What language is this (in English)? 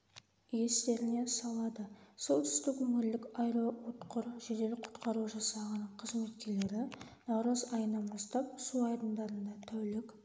Kazakh